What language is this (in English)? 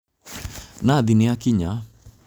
Kikuyu